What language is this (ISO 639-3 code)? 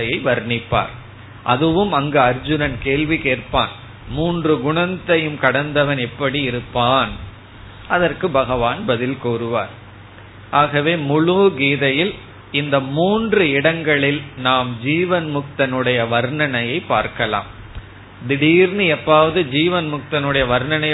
tam